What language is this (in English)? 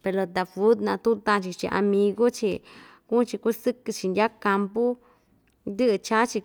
Ixtayutla Mixtec